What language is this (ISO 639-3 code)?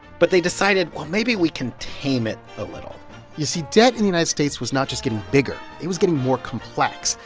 eng